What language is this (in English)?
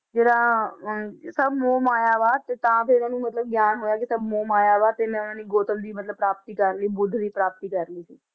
Punjabi